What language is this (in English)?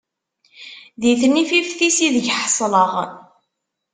Kabyle